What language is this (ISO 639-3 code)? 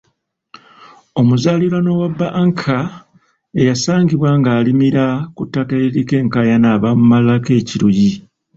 lug